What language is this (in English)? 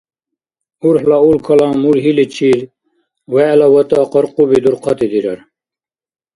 Dargwa